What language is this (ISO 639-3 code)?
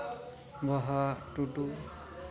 sat